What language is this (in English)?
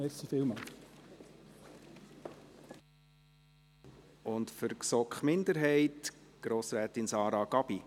Swiss German